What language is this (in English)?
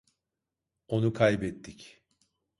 Turkish